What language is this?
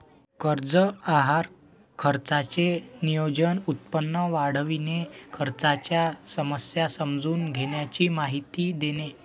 Marathi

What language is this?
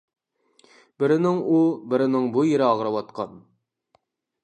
Uyghur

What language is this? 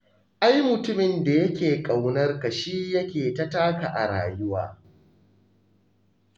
Hausa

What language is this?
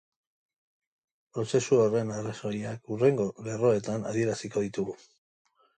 Basque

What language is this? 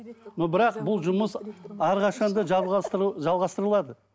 Kazakh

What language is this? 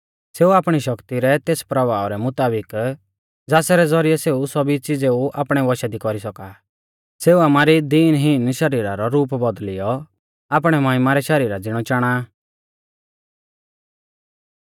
Mahasu Pahari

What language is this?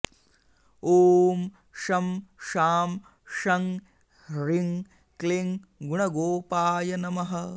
Sanskrit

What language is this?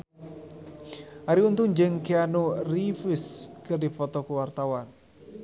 Sundanese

